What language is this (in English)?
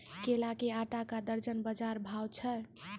Maithili